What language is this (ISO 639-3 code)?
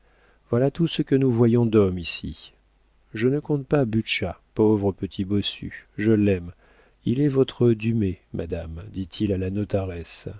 fra